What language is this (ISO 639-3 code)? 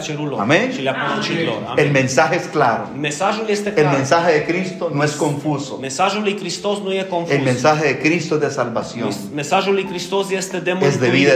ron